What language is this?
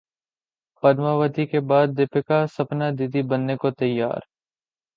Urdu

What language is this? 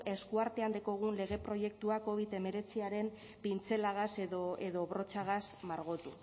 Basque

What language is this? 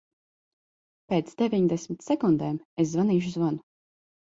Latvian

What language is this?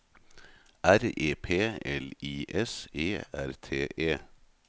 Norwegian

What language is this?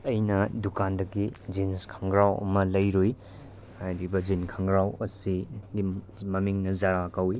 Manipuri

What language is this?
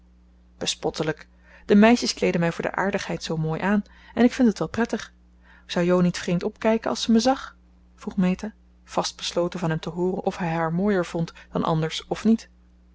Dutch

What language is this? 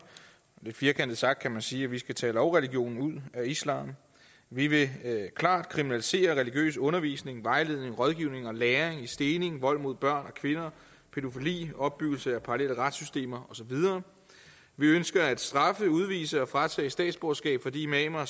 Danish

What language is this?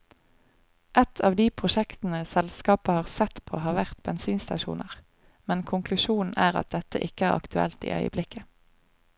Norwegian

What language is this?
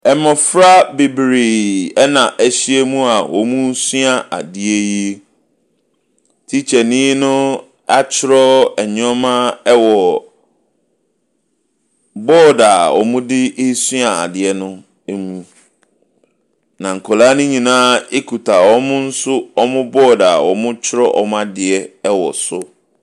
Akan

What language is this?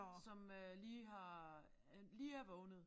Danish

